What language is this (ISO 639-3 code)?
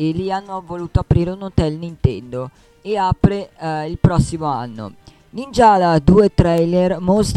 ita